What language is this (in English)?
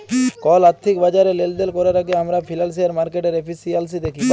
Bangla